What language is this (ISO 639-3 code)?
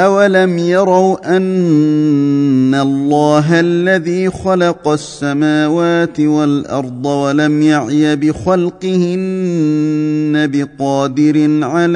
ara